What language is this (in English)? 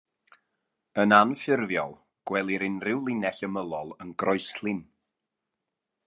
Welsh